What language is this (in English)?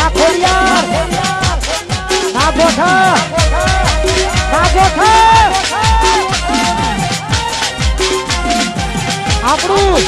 Gujarati